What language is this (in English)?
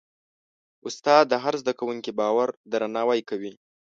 Pashto